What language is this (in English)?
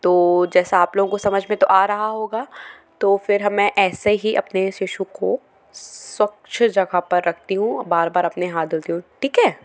Hindi